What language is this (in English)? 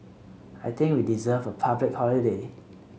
English